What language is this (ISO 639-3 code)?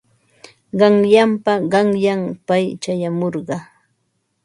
qva